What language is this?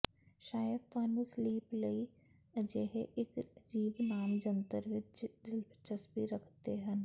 Punjabi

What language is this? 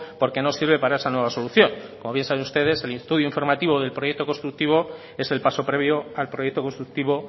Spanish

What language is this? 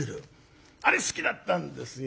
Japanese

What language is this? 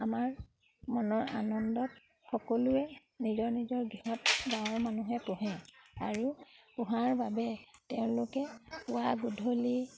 Assamese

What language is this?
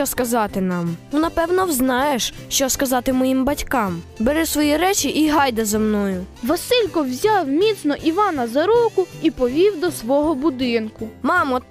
Ukrainian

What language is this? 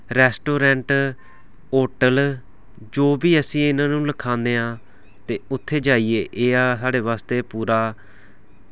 Dogri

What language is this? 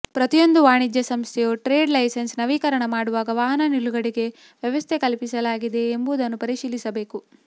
Kannada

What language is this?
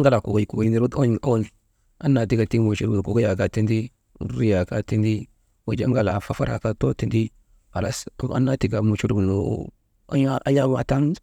Maba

